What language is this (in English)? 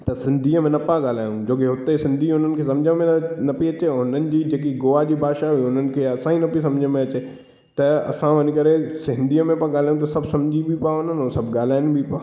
Sindhi